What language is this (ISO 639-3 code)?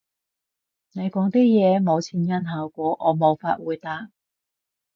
yue